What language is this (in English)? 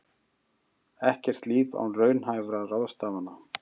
Icelandic